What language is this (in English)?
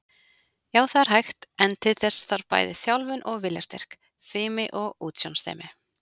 Icelandic